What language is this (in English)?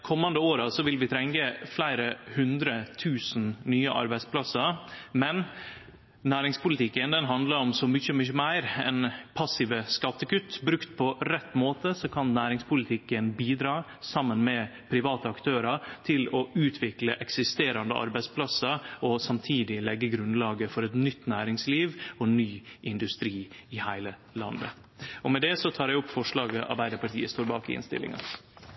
Norwegian Nynorsk